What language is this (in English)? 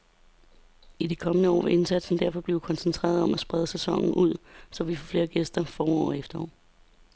Danish